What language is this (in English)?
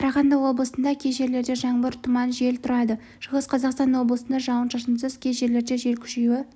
Kazakh